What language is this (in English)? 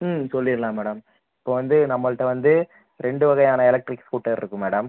Tamil